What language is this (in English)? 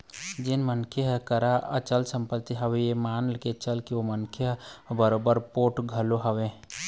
Chhattisgarhi